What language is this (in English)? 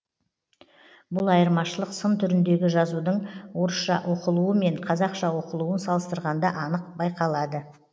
Kazakh